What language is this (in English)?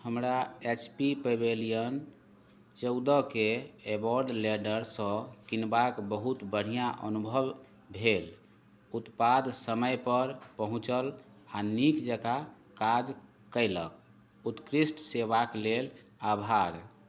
Maithili